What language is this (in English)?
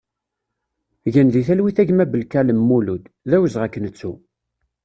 Kabyle